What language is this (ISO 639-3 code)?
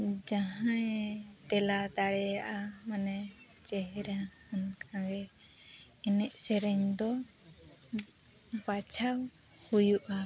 sat